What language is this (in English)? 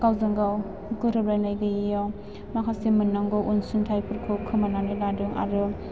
Bodo